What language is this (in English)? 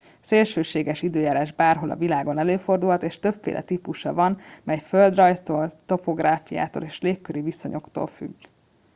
Hungarian